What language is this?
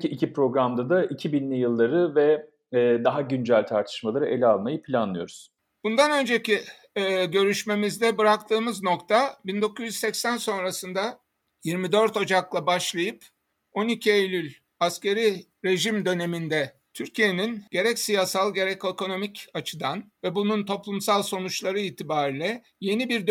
Turkish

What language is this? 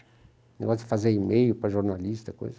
Portuguese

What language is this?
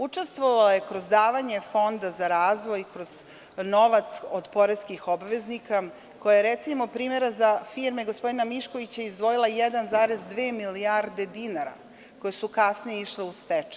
Serbian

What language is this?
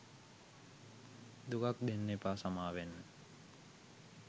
Sinhala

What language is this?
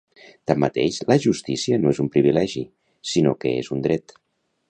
Catalan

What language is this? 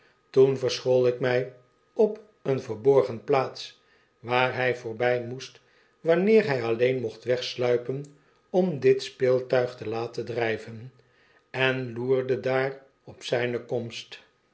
Dutch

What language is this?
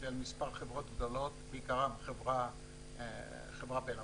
Hebrew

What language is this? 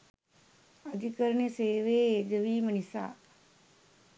Sinhala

